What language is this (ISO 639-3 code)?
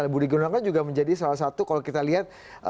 ind